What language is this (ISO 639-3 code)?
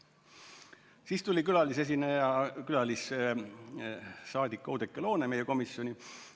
est